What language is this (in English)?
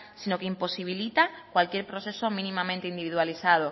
Spanish